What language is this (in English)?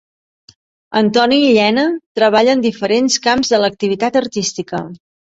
Catalan